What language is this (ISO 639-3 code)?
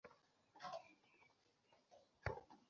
ben